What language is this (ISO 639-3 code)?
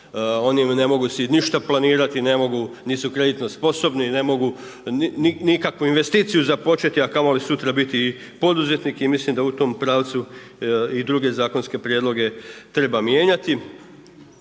hrv